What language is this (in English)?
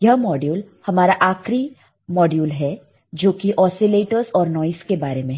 Hindi